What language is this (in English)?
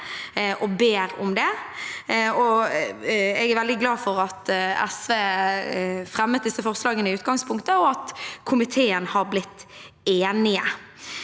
Norwegian